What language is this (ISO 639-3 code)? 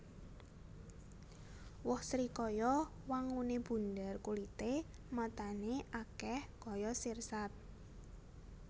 jav